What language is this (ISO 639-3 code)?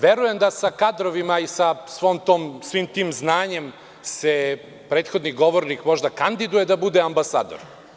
srp